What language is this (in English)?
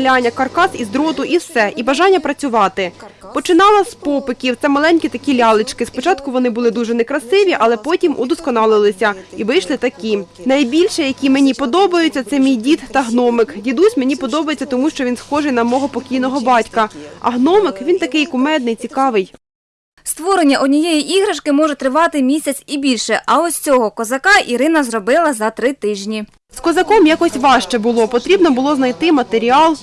Ukrainian